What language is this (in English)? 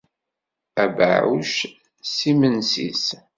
Kabyle